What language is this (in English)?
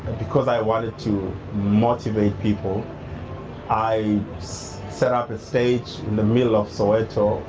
English